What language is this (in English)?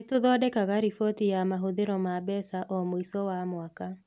Kikuyu